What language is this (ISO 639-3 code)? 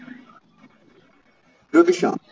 tam